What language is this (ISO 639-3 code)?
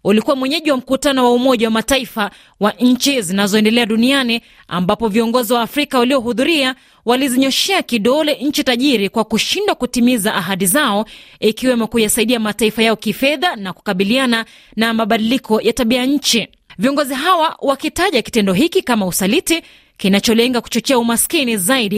swa